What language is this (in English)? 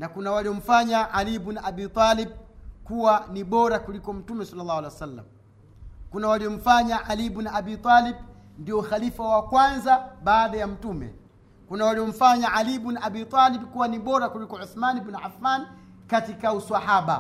Swahili